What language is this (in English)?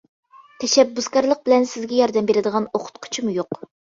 Uyghur